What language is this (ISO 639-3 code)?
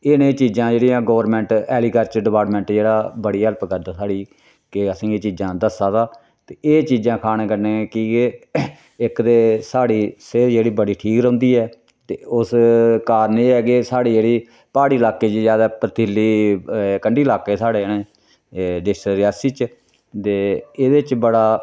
doi